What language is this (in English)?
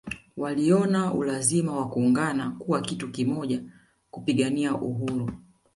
Swahili